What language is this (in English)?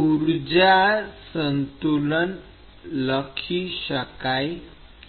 Gujarati